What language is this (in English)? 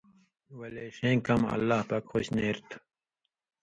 Indus Kohistani